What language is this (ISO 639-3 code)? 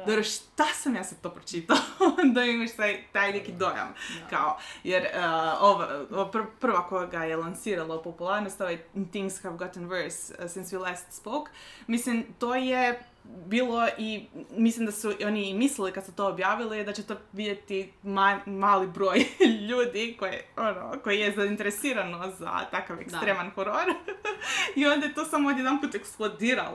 hrv